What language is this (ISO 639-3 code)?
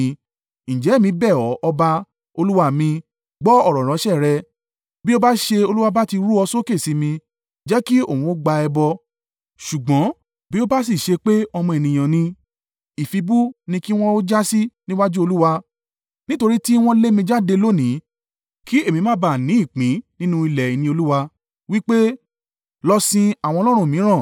yor